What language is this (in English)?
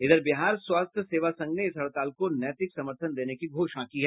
Hindi